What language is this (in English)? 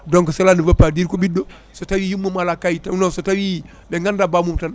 Fula